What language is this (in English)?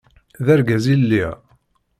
Kabyle